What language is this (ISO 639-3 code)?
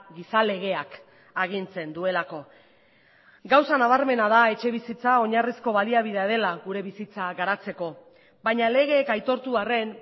eus